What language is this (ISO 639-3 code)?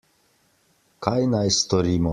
slv